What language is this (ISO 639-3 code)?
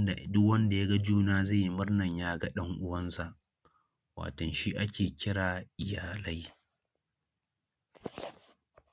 hau